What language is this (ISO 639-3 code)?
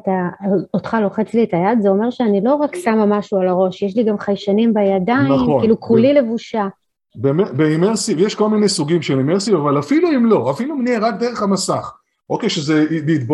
heb